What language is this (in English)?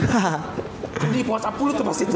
Indonesian